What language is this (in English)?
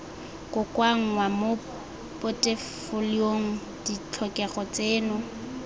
Tswana